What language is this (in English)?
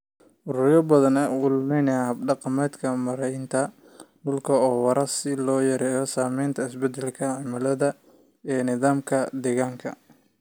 Somali